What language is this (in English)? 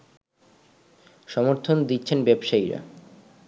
Bangla